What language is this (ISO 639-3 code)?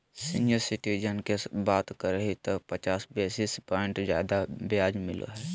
mag